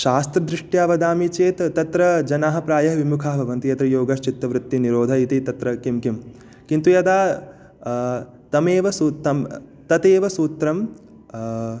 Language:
Sanskrit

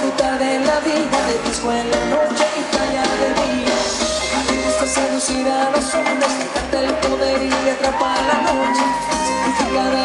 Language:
Korean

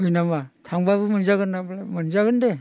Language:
Bodo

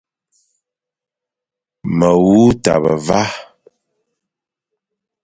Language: Fang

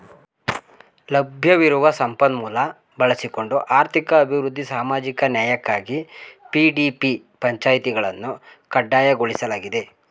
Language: Kannada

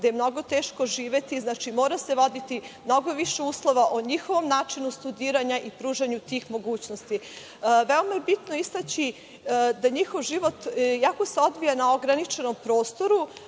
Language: Serbian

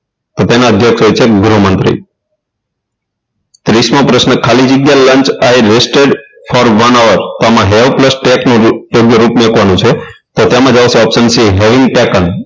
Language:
Gujarati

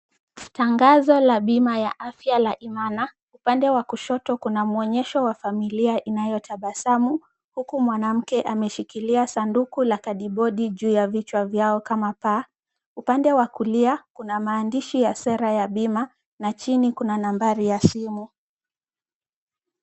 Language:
Swahili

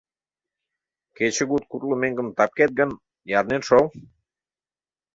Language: Mari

